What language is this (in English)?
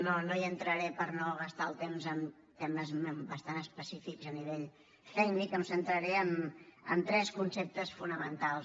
Catalan